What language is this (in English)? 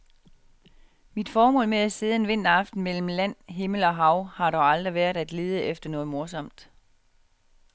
Danish